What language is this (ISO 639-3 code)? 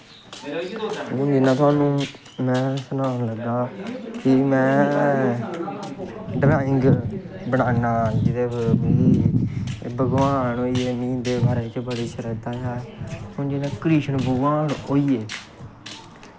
doi